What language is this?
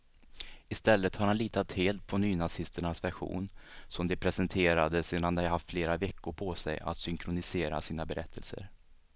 Swedish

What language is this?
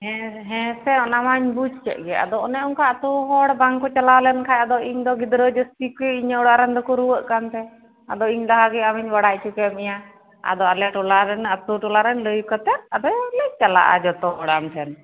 Santali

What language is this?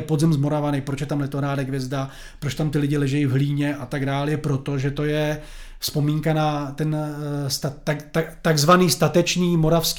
Czech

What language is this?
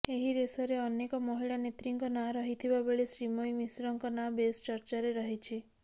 Odia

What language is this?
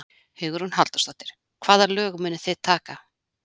Icelandic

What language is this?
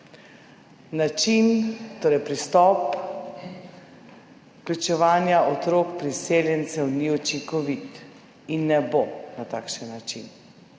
Slovenian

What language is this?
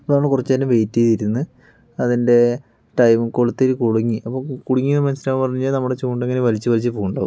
Malayalam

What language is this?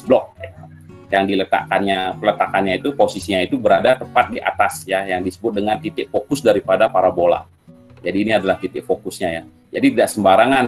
Indonesian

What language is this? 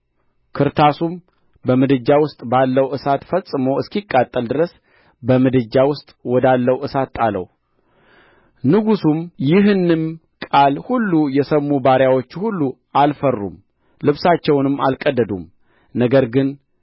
Amharic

